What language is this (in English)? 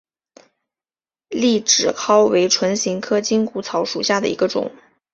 Chinese